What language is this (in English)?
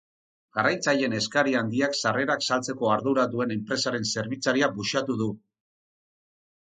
Basque